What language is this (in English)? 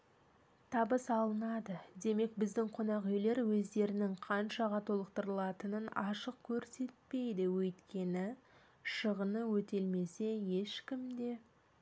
Kazakh